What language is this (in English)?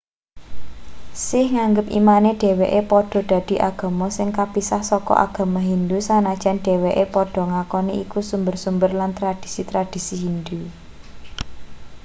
Javanese